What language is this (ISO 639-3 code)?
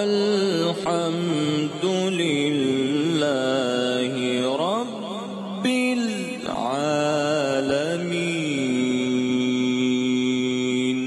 ara